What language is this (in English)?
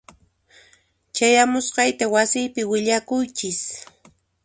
Puno Quechua